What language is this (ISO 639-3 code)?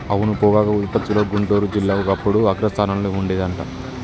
tel